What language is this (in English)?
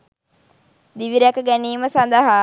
Sinhala